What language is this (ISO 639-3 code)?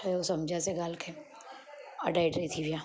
snd